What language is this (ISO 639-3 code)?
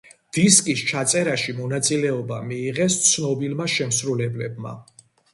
kat